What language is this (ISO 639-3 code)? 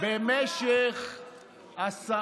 heb